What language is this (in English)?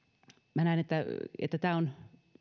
Finnish